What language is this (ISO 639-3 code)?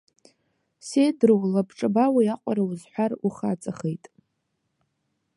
abk